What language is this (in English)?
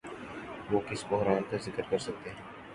Urdu